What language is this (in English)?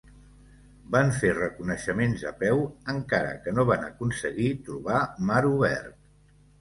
Catalan